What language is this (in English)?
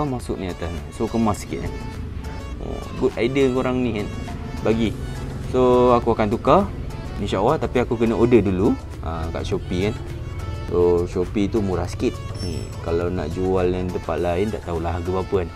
Malay